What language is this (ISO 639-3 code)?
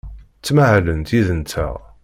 kab